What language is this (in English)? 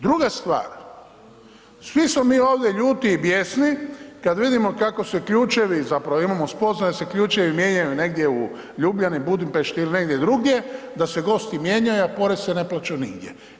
Croatian